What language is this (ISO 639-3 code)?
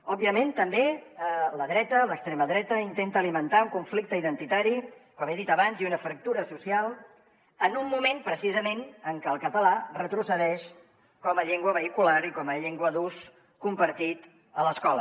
cat